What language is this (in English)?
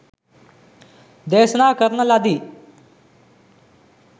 Sinhala